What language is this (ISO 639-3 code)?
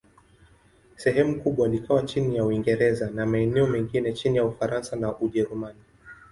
swa